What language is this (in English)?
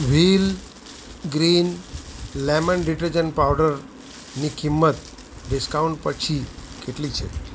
Gujarati